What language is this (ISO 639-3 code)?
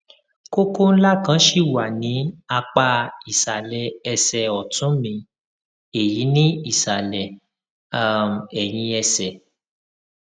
yor